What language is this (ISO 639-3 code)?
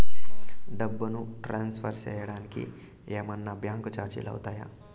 tel